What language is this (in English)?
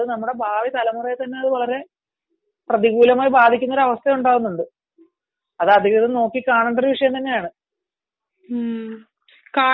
Malayalam